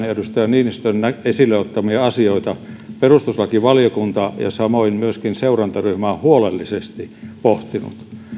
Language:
Finnish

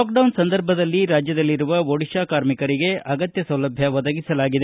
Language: Kannada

